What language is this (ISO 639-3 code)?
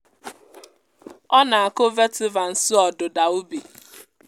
ibo